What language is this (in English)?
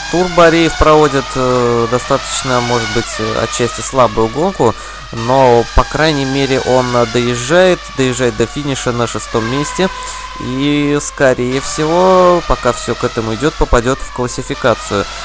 Russian